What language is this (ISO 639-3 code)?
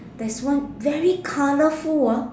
eng